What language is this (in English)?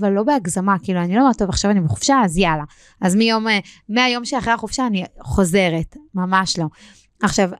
Hebrew